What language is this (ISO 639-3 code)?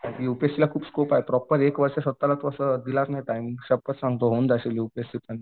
mar